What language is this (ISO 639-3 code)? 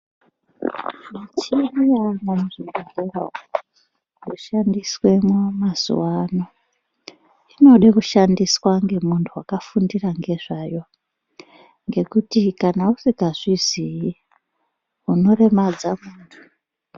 ndc